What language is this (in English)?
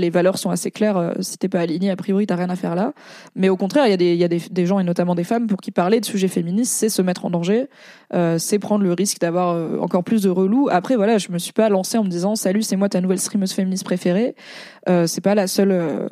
French